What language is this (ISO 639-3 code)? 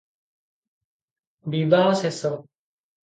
ori